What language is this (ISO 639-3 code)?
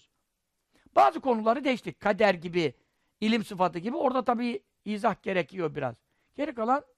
tur